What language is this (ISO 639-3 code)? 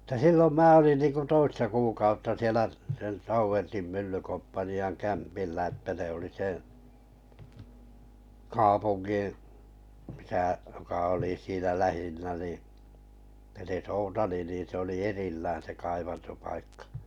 fin